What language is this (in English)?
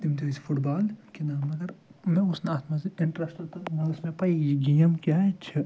Kashmiri